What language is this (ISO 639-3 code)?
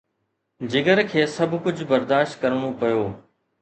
snd